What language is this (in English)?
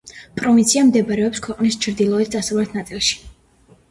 Georgian